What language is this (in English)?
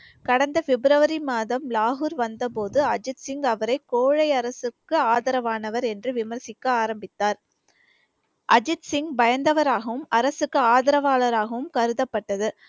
Tamil